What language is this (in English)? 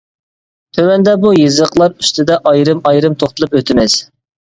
Uyghur